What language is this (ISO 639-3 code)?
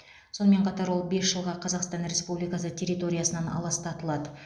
kaz